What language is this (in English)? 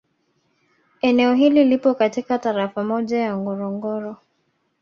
Swahili